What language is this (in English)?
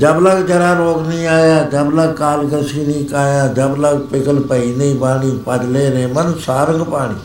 Punjabi